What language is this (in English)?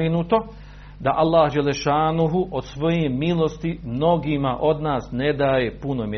Croatian